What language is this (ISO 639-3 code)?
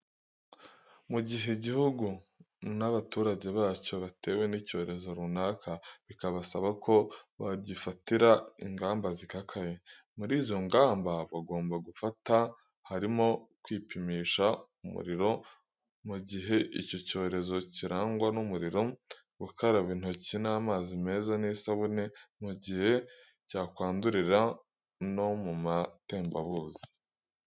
kin